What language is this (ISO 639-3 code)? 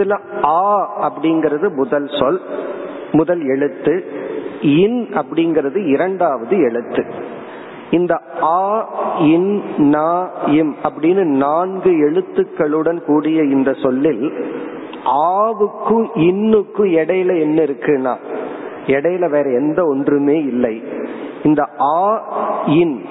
tam